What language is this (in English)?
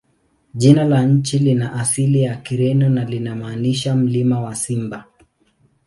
Swahili